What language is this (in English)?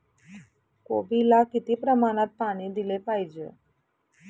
Marathi